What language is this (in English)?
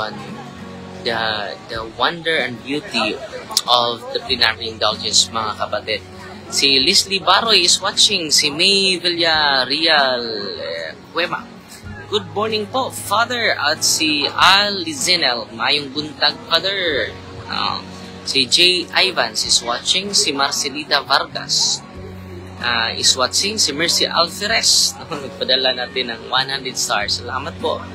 Filipino